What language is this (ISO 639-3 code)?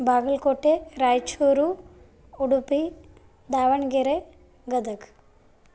san